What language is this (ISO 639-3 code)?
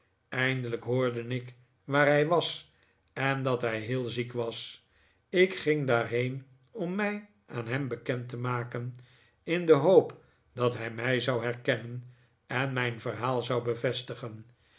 nld